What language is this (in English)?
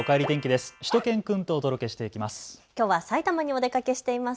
Japanese